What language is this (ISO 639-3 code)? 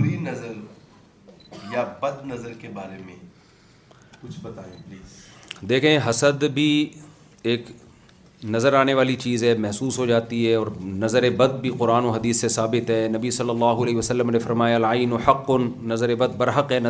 urd